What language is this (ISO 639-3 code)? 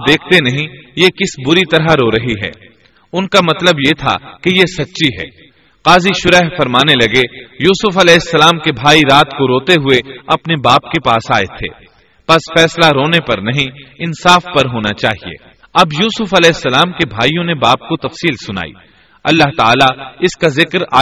urd